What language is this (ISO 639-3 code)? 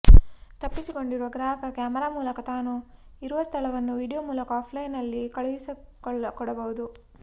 kan